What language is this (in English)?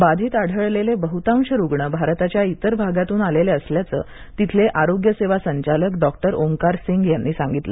Marathi